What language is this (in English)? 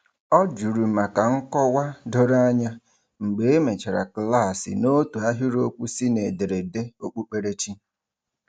Igbo